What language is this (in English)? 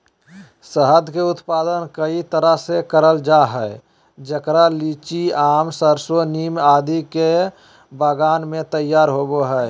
Magahi